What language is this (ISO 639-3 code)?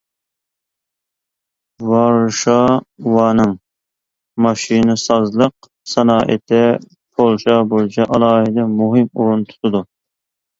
uig